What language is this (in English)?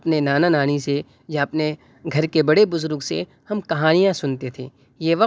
Urdu